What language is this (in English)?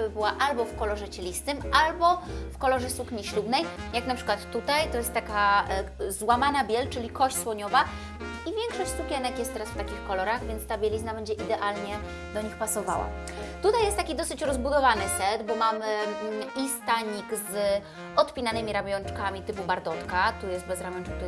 Polish